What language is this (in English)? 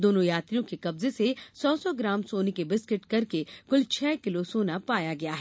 Hindi